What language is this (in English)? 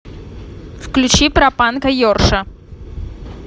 Russian